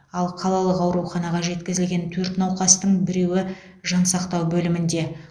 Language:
Kazakh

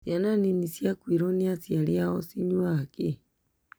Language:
Kikuyu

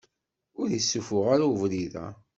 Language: Kabyle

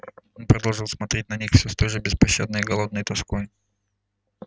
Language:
Russian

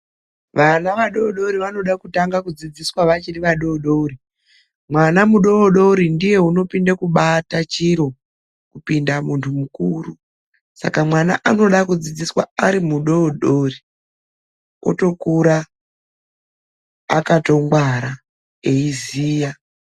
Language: Ndau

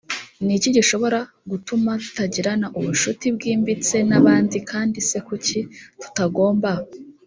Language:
Kinyarwanda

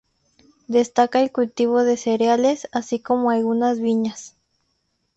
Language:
Spanish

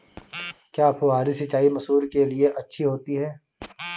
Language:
Hindi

